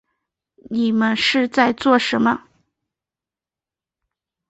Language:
Chinese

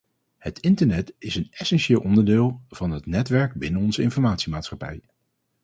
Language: Dutch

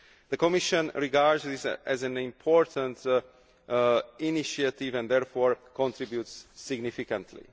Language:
English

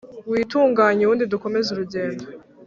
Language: Kinyarwanda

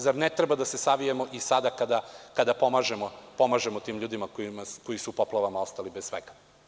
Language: Serbian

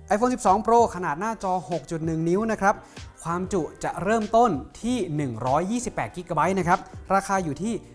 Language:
Thai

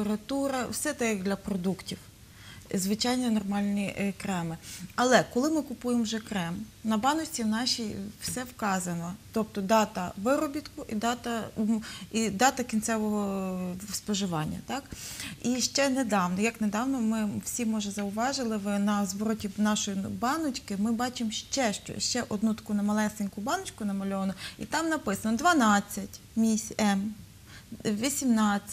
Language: Ukrainian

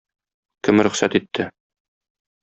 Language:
Tatar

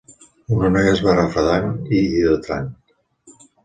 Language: Catalan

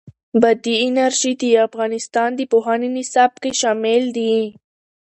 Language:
Pashto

